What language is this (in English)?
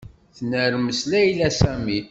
Kabyle